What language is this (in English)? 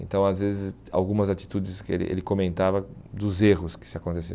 Portuguese